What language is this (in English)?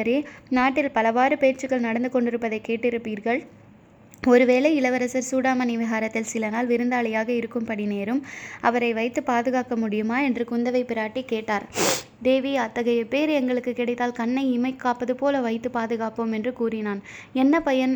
Tamil